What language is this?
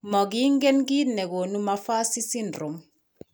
Kalenjin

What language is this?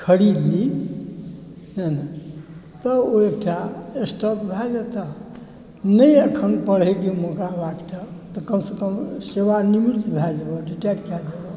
Maithili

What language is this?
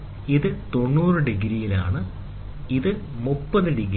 Malayalam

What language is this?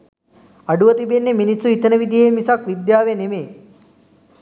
Sinhala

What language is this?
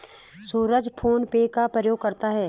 Hindi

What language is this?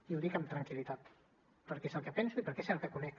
Catalan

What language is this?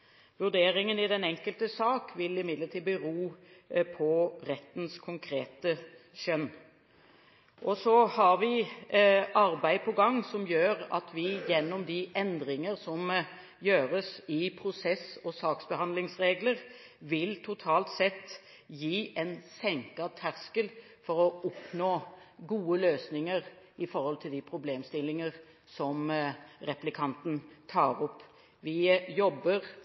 Norwegian Bokmål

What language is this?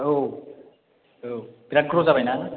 Bodo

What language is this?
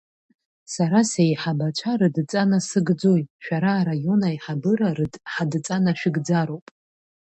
Abkhazian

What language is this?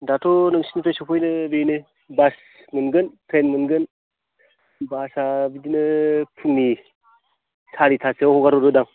Bodo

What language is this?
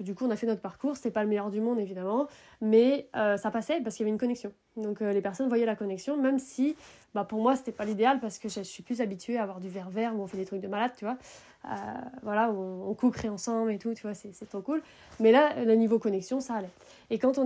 French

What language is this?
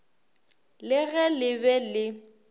Northern Sotho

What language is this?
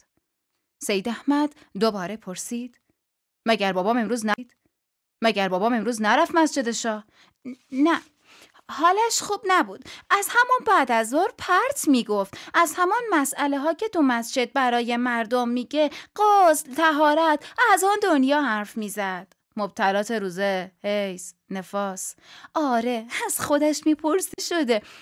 Persian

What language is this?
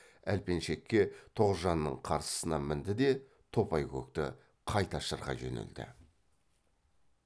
Kazakh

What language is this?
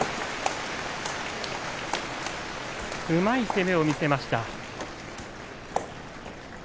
Japanese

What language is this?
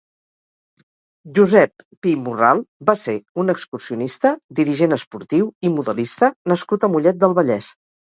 Catalan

